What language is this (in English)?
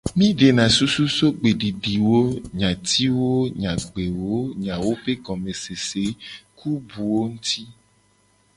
Gen